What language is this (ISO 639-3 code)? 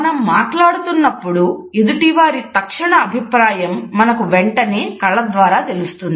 tel